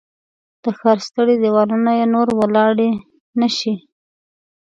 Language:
Pashto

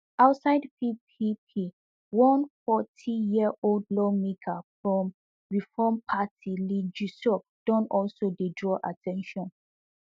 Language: Nigerian Pidgin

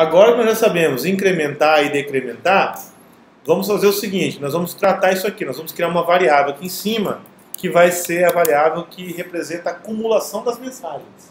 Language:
Portuguese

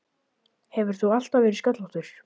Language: Icelandic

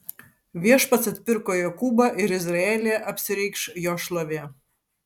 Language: Lithuanian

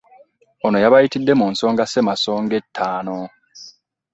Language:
Ganda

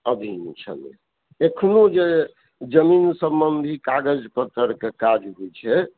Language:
Maithili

